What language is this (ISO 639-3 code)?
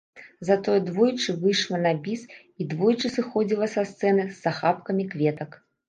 bel